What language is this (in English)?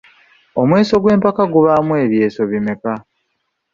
Ganda